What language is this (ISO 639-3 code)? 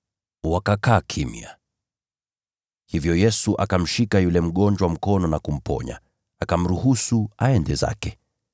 swa